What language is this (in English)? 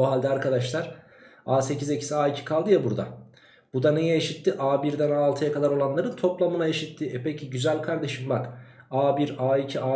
Turkish